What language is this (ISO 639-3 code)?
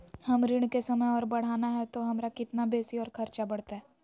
mag